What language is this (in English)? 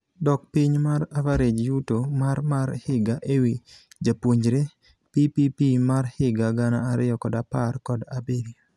Luo (Kenya and Tanzania)